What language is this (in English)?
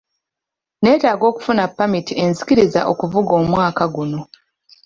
Ganda